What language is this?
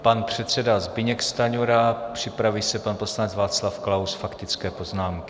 Czech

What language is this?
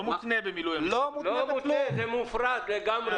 Hebrew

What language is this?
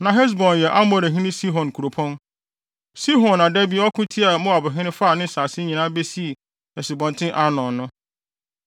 Akan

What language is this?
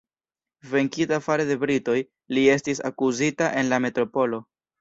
Esperanto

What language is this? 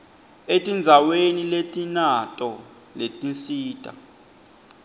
Swati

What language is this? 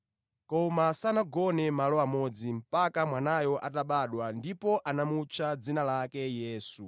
Nyanja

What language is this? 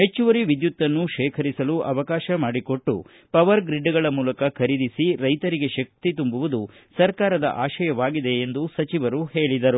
Kannada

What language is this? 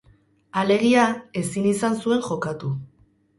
Basque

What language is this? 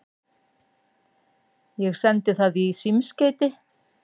Icelandic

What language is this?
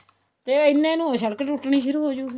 Punjabi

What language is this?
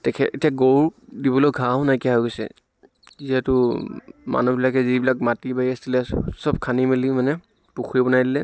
Assamese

